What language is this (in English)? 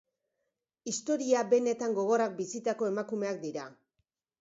Basque